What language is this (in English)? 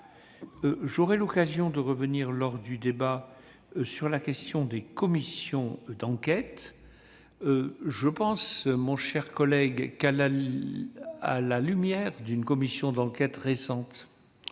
French